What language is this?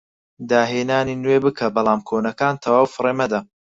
Central Kurdish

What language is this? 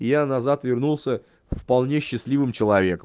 Russian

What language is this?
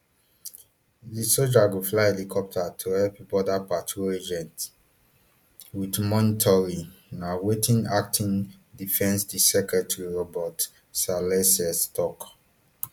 Nigerian Pidgin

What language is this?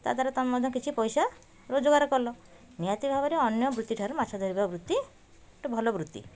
Odia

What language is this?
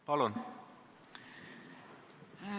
Estonian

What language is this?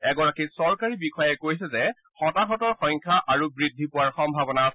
Assamese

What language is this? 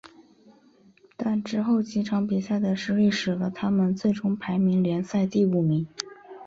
Chinese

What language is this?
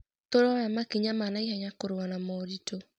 Kikuyu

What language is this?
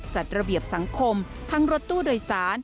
Thai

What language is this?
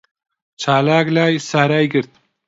Central Kurdish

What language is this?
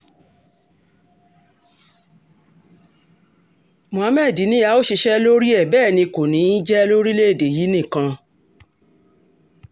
Yoruba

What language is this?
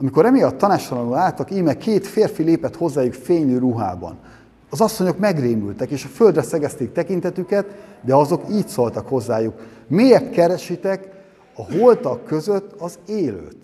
Hungarian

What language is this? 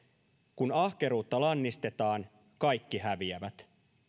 Finnish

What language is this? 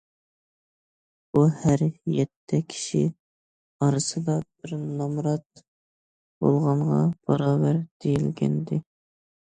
Uyghur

